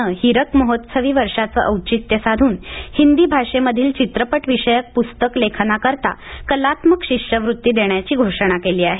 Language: Marathi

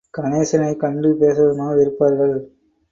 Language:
Tamil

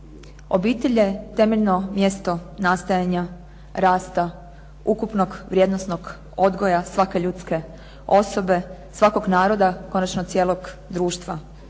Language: Croatian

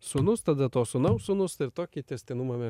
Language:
Lithuanian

